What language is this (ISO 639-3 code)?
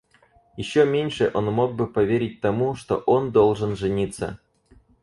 rus